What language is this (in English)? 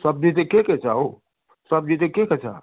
Nepali